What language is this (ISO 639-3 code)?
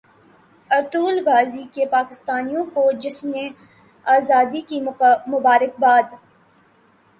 urd